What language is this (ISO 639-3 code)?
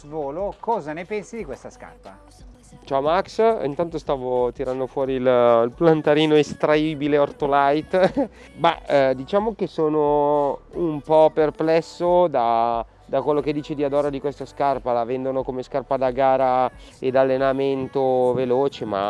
ita